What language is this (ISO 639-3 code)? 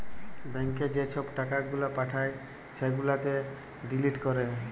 ben